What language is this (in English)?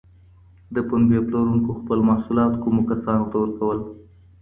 Pashto